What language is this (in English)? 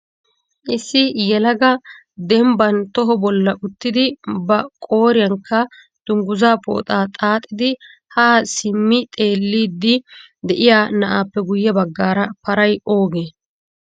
Wolaytta